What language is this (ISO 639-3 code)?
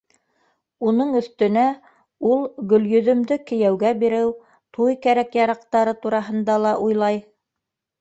bak